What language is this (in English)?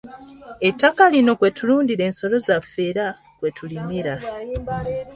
Ganda